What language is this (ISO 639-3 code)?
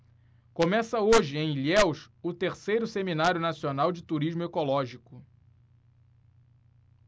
por